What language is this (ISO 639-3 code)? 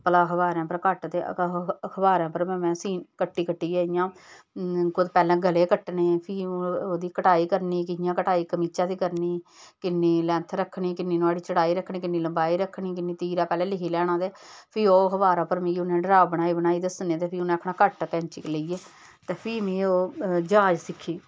doi